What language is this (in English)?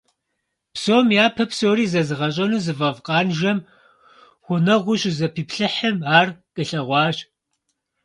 Kabardian